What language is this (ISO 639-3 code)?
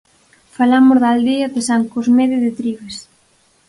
glg